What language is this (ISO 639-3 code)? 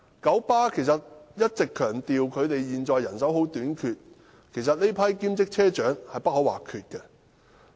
yue